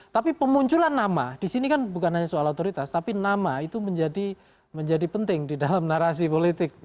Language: Indonesian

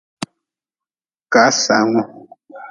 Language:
Nawdm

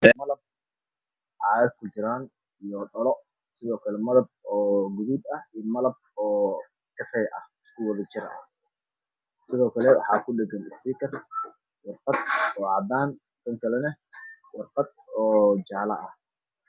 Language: Somali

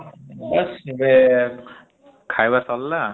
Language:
Odia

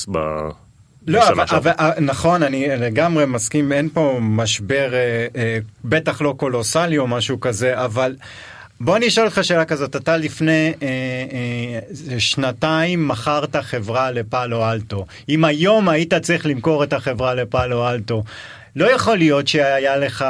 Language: Hebrew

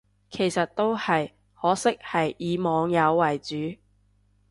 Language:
Cantonese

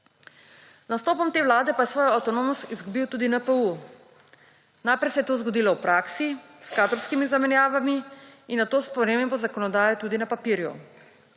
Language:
Slovenian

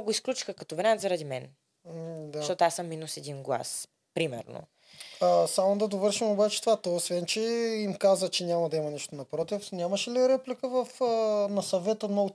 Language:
Bulgarian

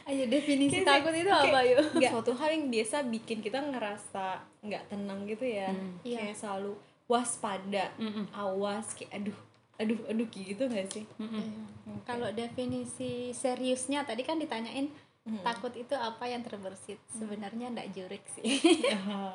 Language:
Indonesian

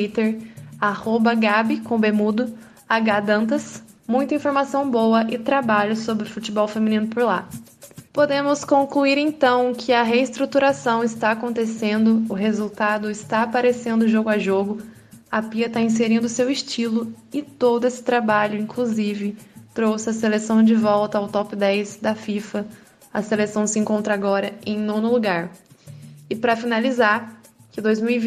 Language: Portuguese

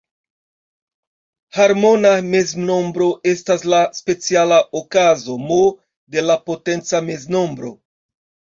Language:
Esperanto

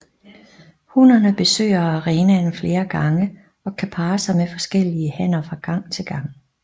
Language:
Danish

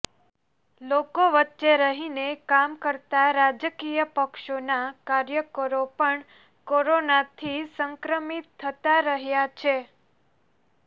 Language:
Gujarati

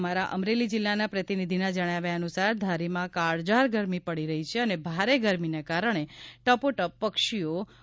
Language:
Gujarati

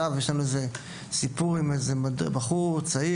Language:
Hebrew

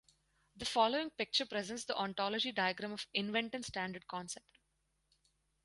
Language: English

